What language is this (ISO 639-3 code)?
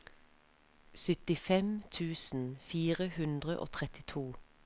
nor